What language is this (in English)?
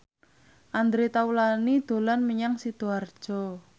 Javanese